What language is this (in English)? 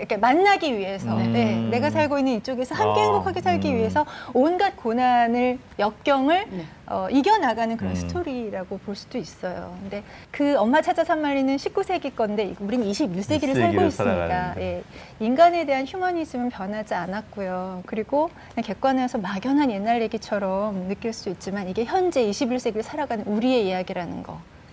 Korean